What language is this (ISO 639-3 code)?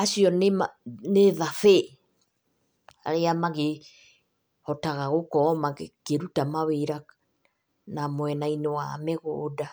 kik